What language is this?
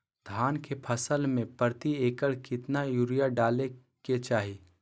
Magahi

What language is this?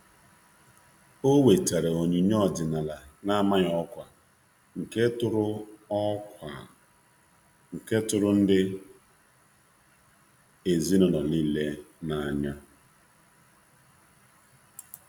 Igbo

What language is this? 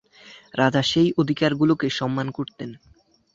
Bangla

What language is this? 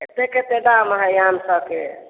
Maithili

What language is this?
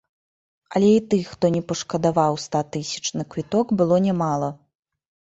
Belarusian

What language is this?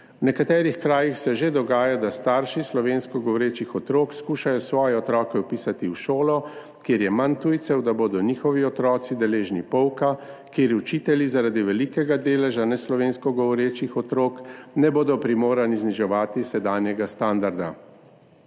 Slovenian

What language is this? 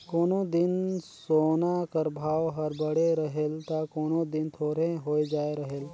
Chhattisgarhi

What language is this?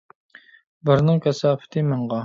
Uyghur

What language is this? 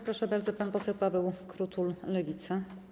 Polish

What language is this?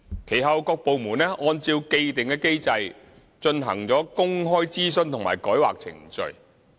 Cantonese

